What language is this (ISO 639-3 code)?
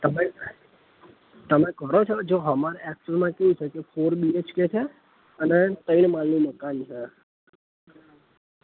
guj